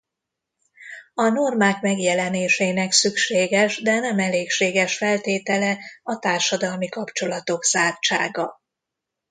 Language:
Hungarian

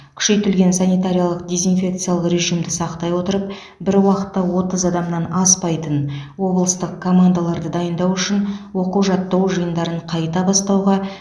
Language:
Kazakh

